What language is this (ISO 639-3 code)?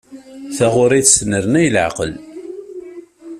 kab